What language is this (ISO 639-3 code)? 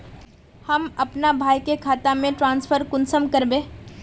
mag